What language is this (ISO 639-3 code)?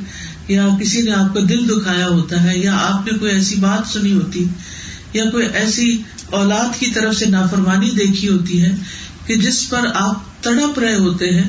urd